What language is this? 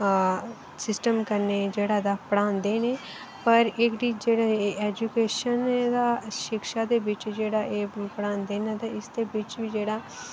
Dogri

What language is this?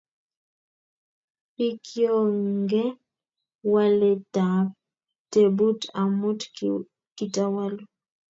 Kalenjin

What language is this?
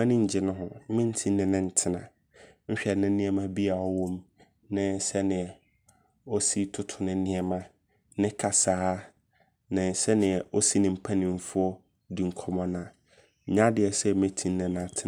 Abron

